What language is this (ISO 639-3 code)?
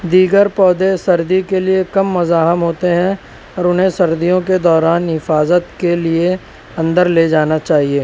urd